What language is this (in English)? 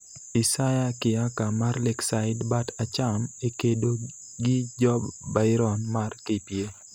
Luo (Kenya and Tanzania)